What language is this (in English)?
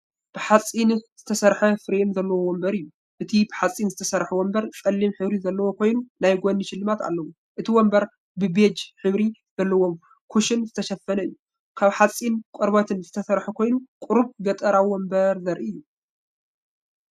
Tigrinya